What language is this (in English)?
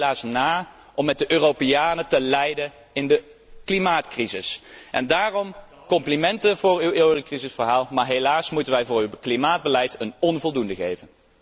Dutch